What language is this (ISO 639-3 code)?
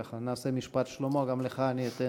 heb